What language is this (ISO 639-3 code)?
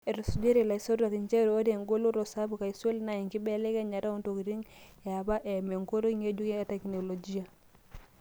mas